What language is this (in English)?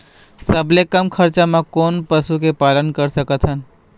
Chhattisgarhi